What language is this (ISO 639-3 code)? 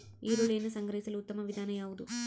kan